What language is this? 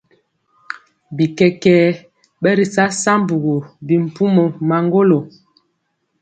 Mpiemo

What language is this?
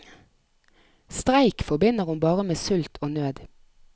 Norwegian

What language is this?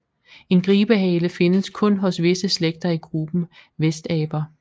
Danish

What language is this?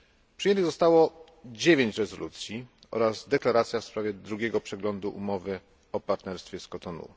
Polish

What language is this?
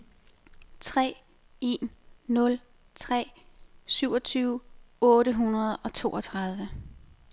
Danish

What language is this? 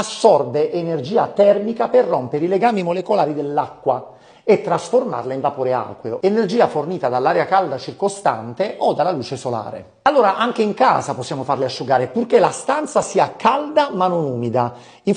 Italian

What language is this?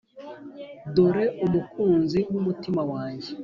Kinyarwanda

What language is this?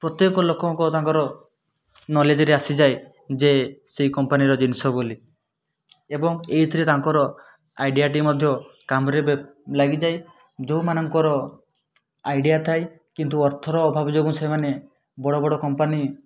Odia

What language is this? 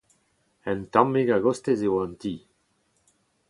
Breton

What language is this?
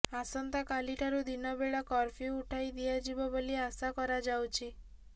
Odia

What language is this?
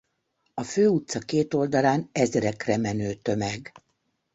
Hungarian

